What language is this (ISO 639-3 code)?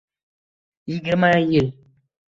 uzb